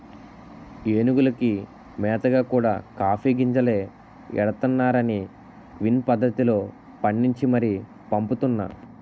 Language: Telugu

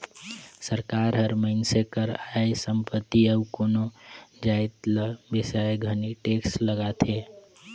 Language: Chhattisgarhi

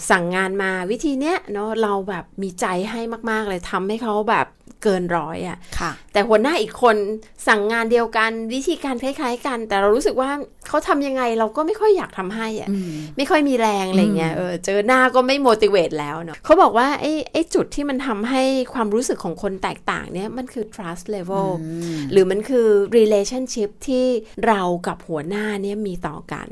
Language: Thai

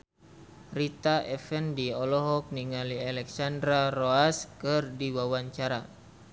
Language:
Sundanese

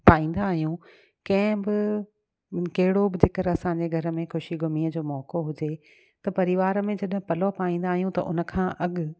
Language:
Sindhi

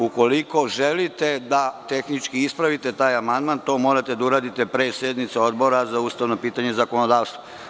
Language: Serbian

